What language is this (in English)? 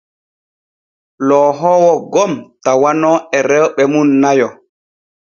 Borgu Fulfulde